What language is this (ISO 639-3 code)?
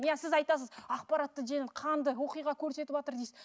kaz